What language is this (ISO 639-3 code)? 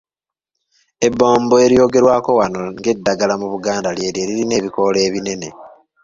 lug